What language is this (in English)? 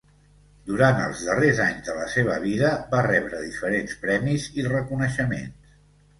Catalan